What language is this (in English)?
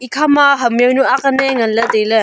Wancho Naga